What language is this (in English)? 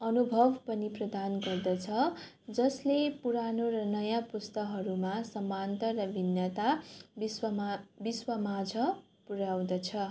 Nepali